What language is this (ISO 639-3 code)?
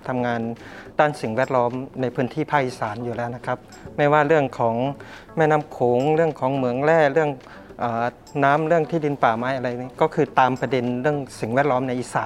tha